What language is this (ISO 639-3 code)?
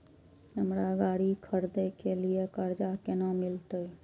mai